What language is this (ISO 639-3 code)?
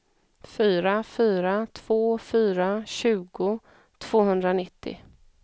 swe